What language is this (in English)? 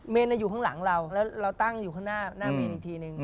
Thai